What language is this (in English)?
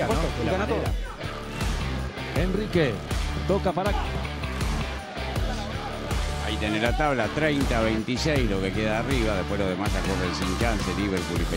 Spanish